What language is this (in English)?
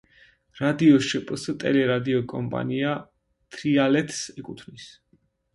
Georgian